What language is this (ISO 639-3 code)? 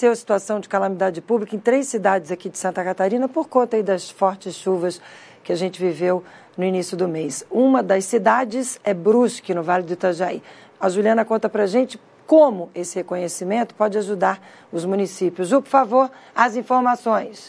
por